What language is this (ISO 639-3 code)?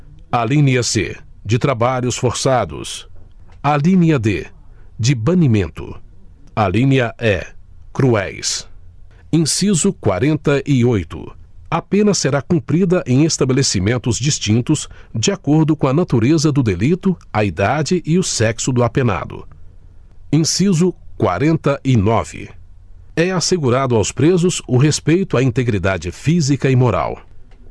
por